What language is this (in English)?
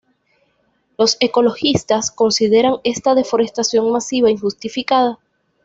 Spanish